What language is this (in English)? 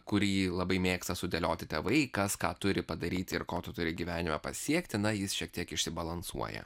Lithuanian